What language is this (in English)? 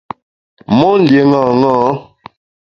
Bamun